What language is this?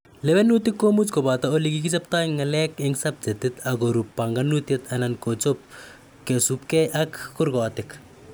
Kalenjin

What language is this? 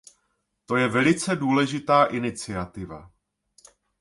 Czech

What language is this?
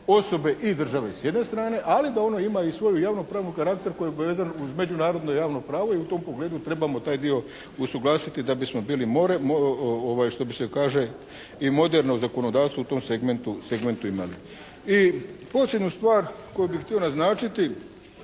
Croatian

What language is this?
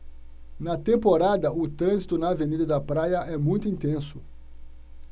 Portuguese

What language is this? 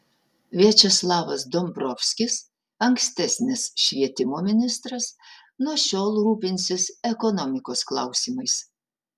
Lithuanian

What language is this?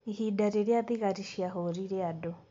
Kikuyu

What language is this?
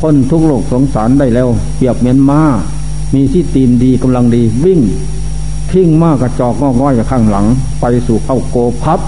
Thai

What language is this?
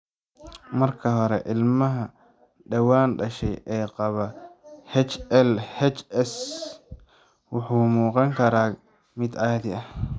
Somali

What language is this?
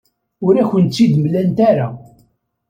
Kabyle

